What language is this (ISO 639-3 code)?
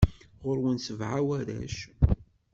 kab